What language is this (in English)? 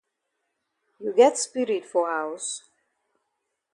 Cameroon Pidgin